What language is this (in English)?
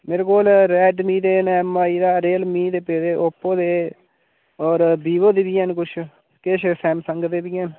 Dogri